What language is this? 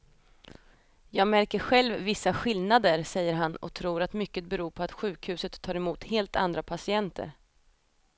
Swedish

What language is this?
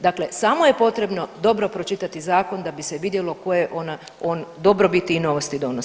Croatian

